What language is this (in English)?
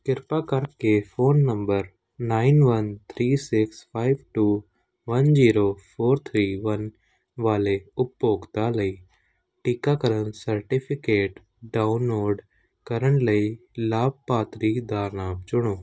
Punjabi